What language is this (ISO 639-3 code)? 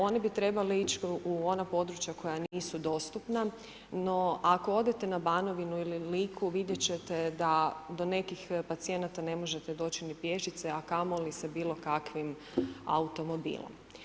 hrv